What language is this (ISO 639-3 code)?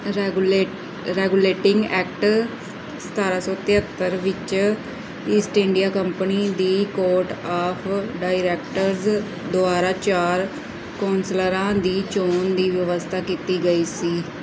pan